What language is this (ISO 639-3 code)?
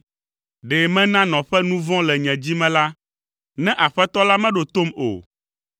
ewe